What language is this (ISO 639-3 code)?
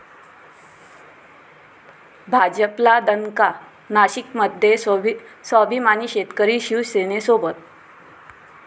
mar